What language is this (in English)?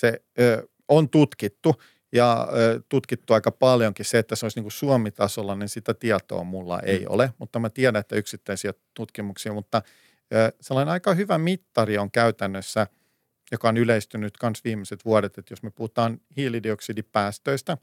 Finnish